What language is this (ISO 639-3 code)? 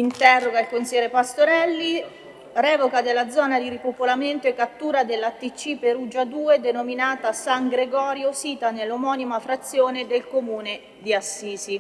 ita